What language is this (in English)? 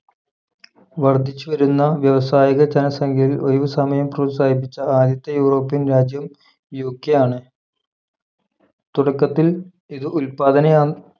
Malayalam